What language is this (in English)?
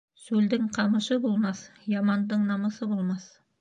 Bashkir